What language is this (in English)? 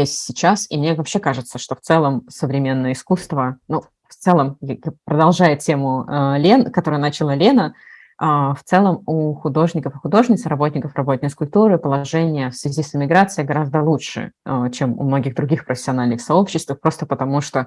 Russian